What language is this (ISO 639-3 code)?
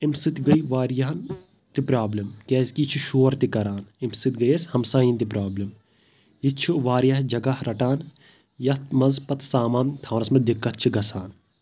kas